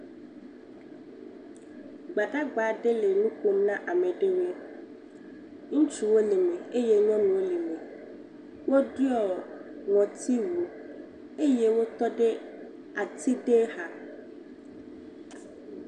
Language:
Ewe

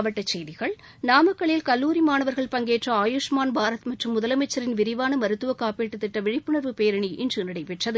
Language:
Tamil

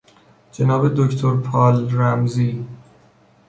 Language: Persian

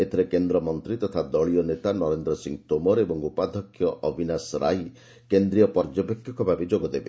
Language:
Odia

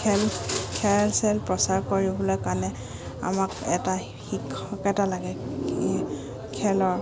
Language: Assamese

